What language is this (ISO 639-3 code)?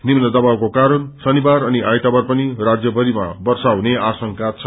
nep